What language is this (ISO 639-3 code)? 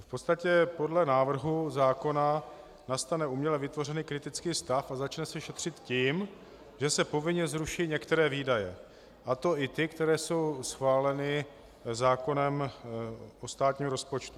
ces